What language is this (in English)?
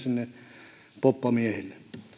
Finnish